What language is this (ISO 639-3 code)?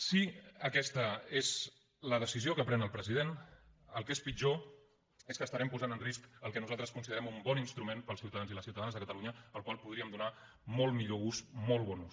cat